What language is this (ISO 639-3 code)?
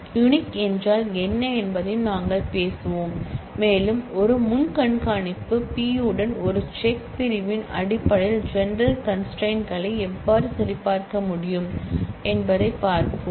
tam